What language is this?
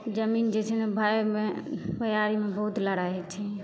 Maithili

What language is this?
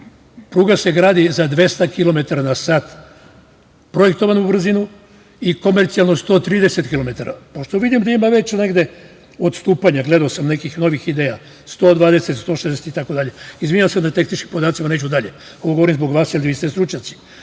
Serbian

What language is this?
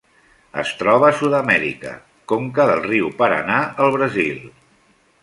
Catalan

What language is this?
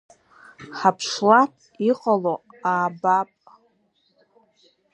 Abkhazian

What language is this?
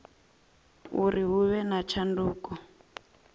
Venda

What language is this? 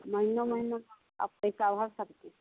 Hindi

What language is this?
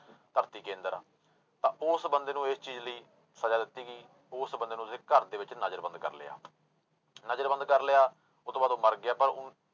Punjabi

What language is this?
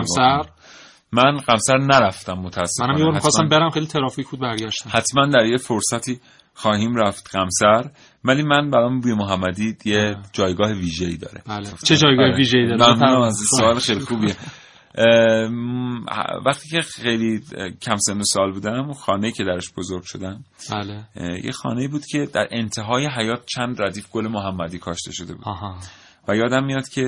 Persian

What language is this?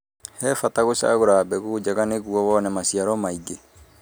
Kikuyu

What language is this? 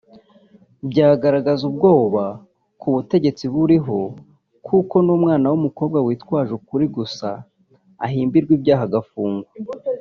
Kinyarwanda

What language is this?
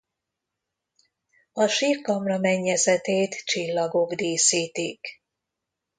Hungarian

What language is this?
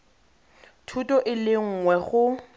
Tswana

